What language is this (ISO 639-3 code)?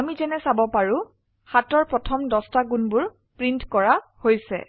asm